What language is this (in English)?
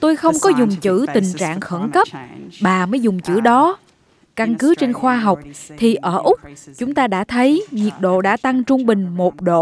Vietnamese